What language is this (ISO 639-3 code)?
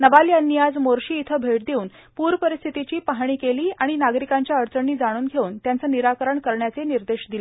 mar